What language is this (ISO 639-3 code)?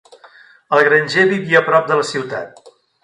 cat